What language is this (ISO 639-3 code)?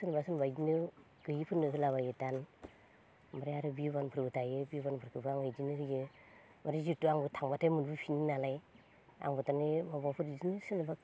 brx